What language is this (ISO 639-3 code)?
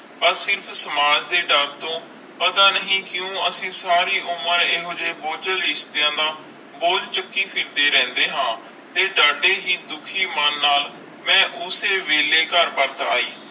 pan